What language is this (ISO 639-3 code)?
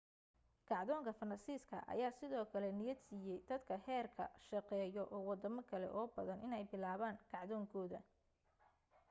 som